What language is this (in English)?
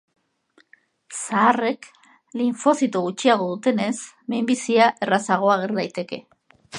Basque